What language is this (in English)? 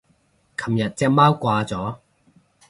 Cantonese